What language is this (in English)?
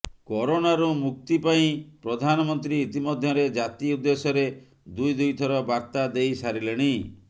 Odia